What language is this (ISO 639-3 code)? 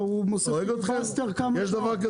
heb